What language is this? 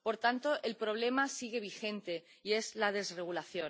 Spanish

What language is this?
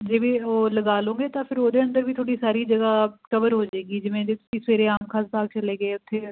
Punjabi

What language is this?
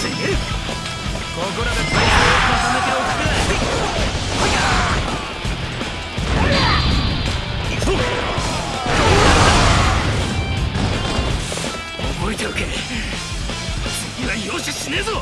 Japanese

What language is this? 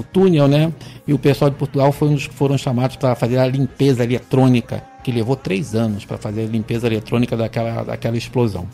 Portuguese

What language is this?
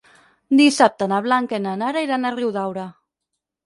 Catalan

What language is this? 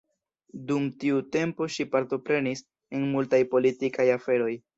Esperanto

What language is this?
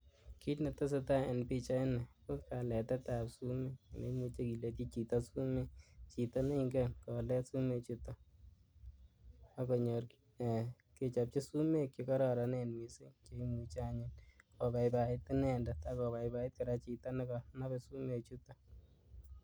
Kalenjin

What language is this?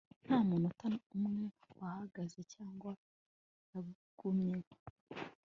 Kinyarwanda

